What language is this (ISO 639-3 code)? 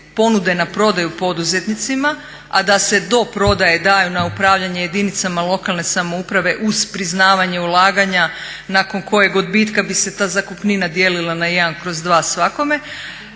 hrv